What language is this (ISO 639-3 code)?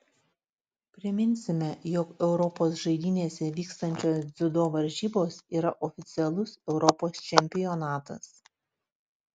lit